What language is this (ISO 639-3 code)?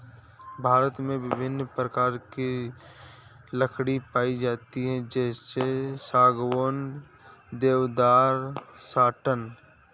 hin